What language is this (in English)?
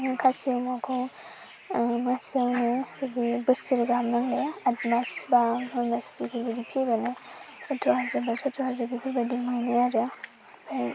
Bodo